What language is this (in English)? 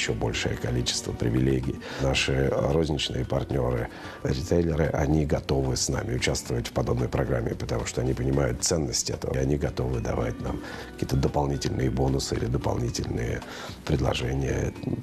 Russian